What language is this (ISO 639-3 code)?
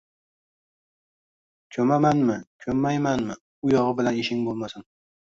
uzb